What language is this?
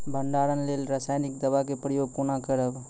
Maithili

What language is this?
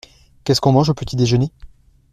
French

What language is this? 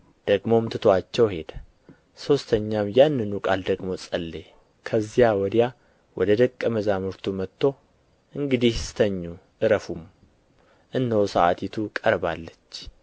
Amharic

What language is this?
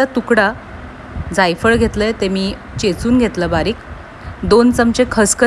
Marathi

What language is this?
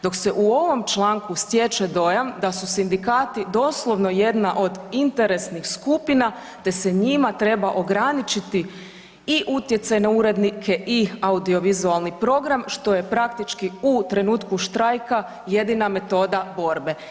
Croatian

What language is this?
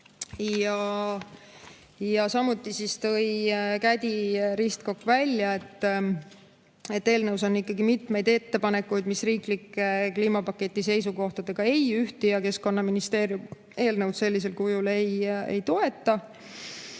Estonian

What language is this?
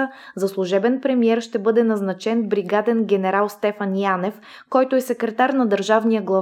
Bulgarian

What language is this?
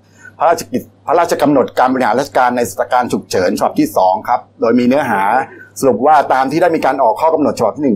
Thai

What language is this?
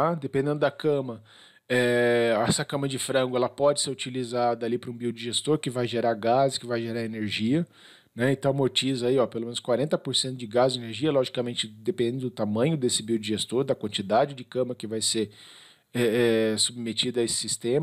Portuguese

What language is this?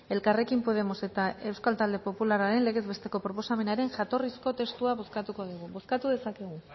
Basque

